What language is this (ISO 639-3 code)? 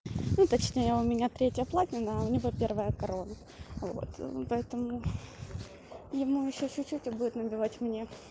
rus